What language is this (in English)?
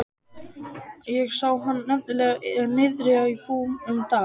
Icelandic